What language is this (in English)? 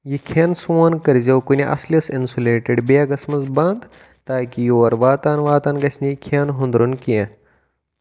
Kashmiri